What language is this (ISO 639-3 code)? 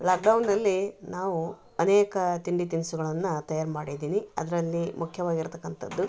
kan